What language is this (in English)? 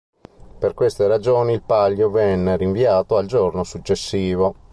Italian